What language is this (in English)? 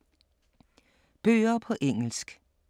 Danish